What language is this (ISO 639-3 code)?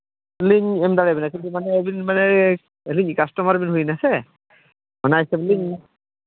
sat